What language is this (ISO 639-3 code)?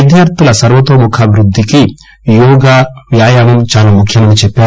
tel